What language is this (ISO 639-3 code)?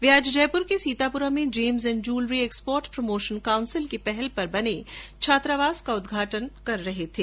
hin